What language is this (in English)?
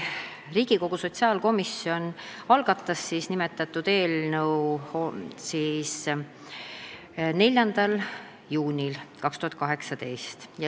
Estonian